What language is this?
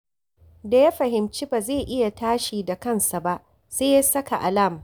Hausa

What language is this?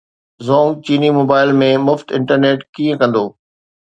Sindhi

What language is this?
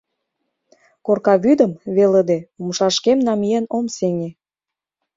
Mari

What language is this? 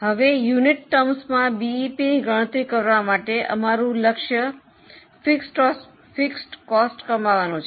Gujarati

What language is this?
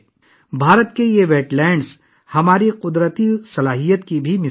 Urdu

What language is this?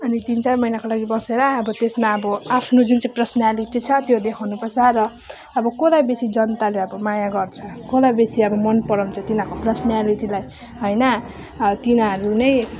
Nepali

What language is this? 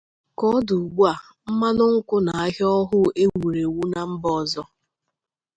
Igbo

